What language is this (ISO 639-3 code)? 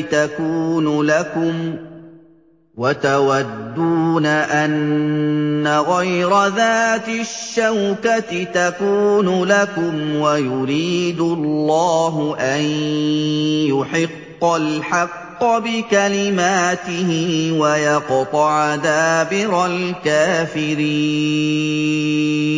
ara